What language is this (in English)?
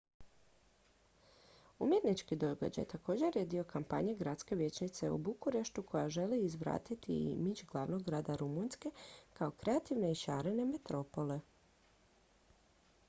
Croatian